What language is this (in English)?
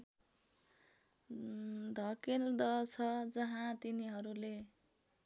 Nepali